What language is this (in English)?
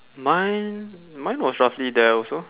English